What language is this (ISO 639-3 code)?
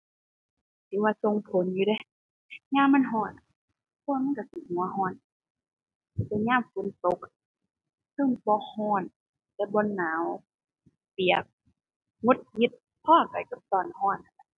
tha